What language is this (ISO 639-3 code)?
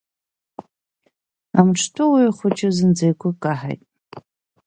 abk